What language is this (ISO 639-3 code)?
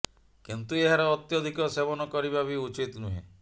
ori